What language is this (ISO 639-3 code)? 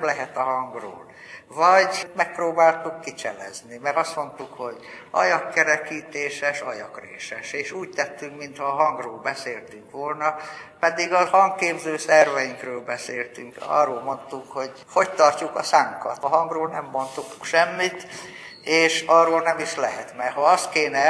hun